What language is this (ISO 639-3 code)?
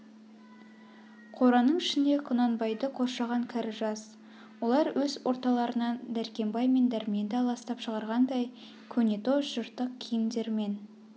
kaz